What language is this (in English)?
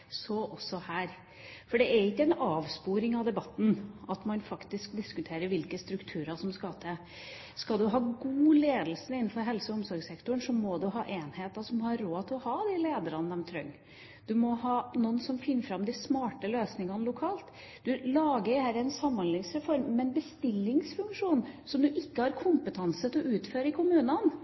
Norwegian Bokmål